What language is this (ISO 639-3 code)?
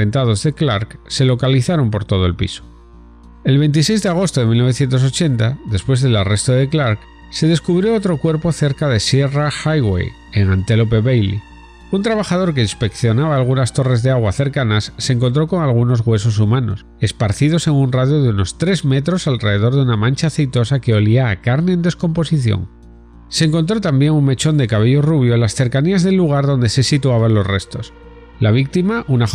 spa